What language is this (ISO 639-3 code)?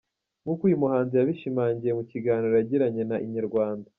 kin